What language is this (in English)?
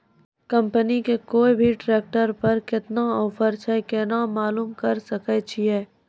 Maithili